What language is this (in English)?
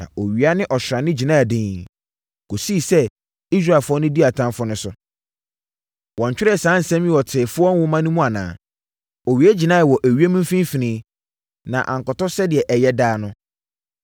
Akan